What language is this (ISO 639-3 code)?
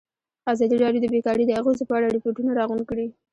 pus